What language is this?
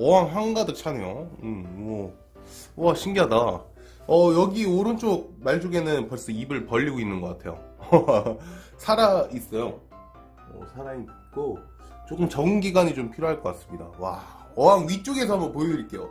Korean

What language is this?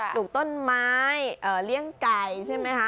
Thai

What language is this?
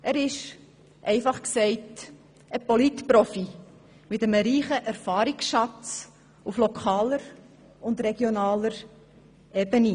Swiss German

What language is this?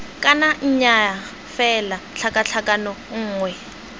Tswana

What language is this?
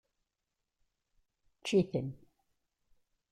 Kabyle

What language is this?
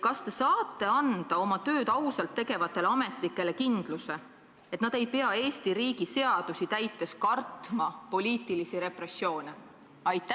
Estonian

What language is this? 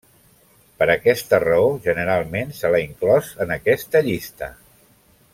Catalan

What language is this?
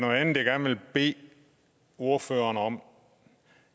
Danish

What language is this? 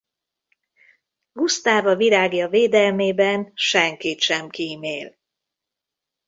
Hungarian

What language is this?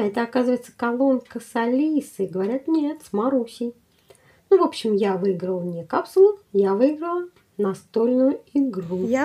Russian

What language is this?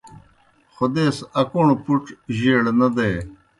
Kohistani Shina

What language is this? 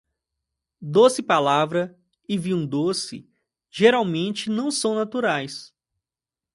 Portuguese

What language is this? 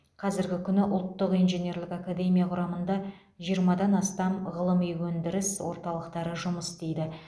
Kazakh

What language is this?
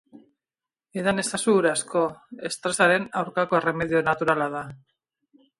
Basque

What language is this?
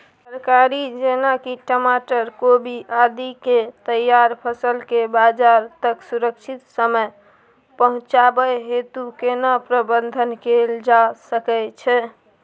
Maithili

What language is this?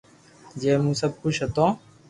Loarki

